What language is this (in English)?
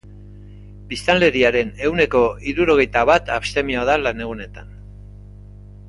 Basque